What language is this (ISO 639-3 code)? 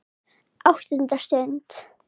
isl